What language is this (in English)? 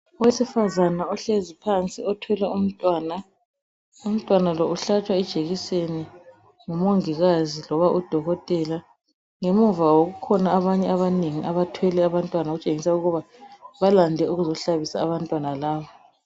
North Ndebele